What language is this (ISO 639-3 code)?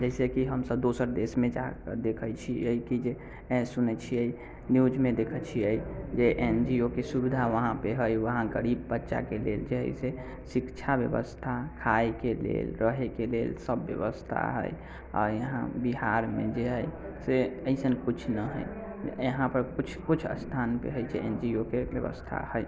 mai